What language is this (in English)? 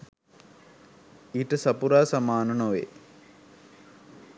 Sinhala